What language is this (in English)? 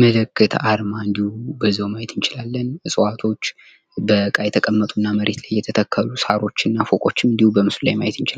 Amharic